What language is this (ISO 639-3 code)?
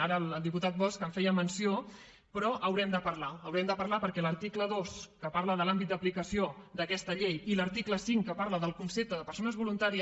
cat